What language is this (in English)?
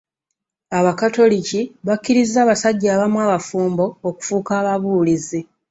Ganda